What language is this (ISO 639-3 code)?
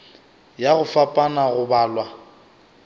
nso